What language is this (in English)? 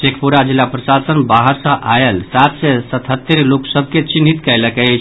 Maithili